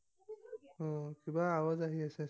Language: Assamese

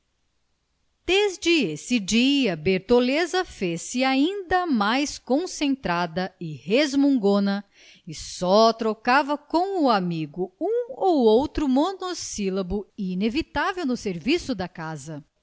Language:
Portuguese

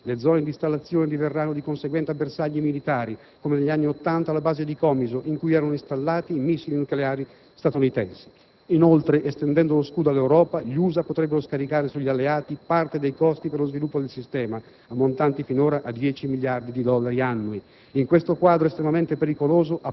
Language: Italian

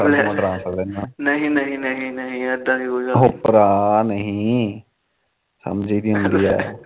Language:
Punjabi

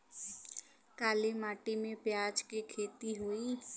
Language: Bhojpuri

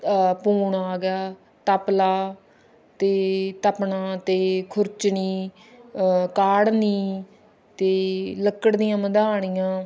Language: Punjabi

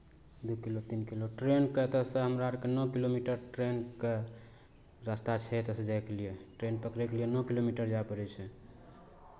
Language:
Maithili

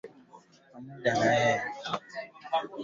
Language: Swahili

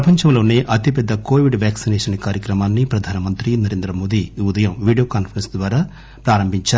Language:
Telugu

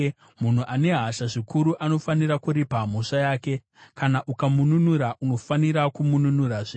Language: Shona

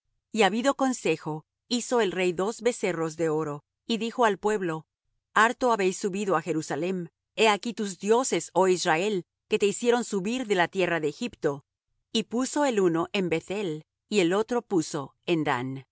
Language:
Spanish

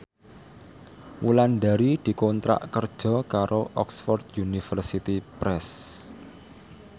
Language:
Javanese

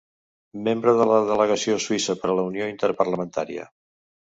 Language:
Catalan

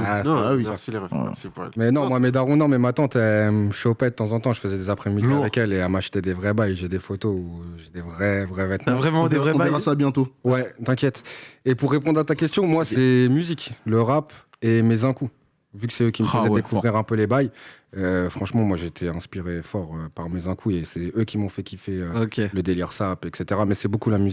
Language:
French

